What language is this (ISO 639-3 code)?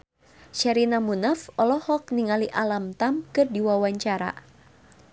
sun